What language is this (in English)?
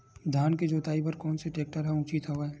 Chhattisgarhi